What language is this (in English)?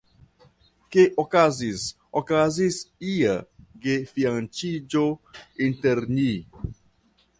Esperanto